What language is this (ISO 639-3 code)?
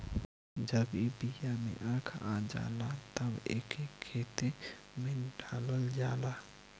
bho